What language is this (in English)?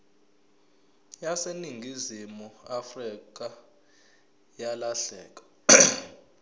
Zulu